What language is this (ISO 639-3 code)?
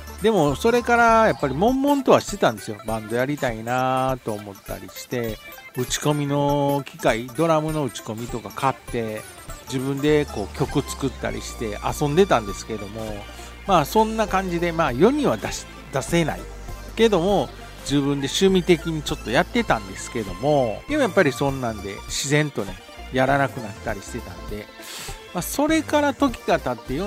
jpn